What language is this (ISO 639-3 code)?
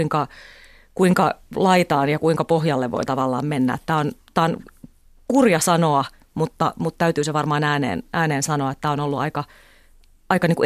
fin